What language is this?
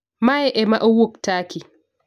Luo (Kenya and Tanzania)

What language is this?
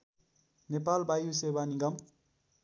Nepali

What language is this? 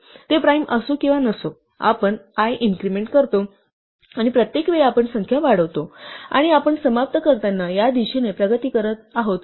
Marathi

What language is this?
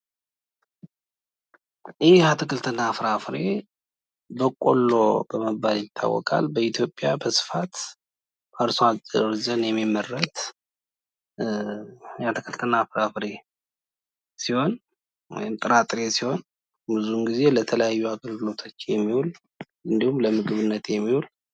Amharic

